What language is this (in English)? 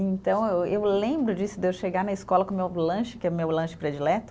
Portuguese